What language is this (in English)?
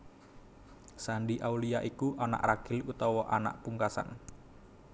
Javanese